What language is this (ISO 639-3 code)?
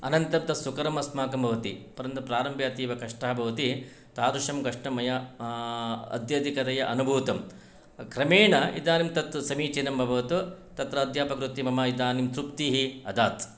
san